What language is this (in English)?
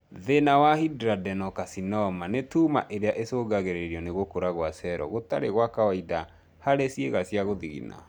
Kikuyu